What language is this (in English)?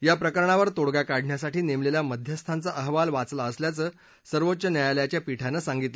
Marathi